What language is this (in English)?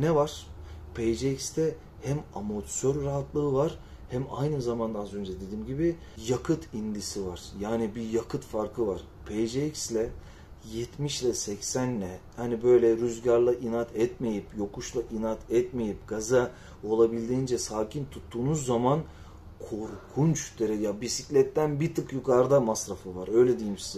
Turkish